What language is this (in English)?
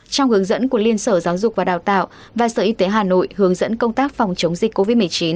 Vietnamese